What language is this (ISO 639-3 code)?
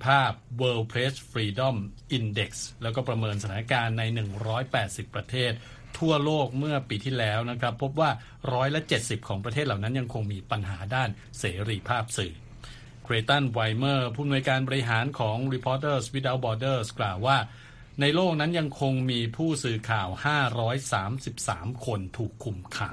tha